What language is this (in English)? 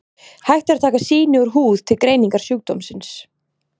Icelandic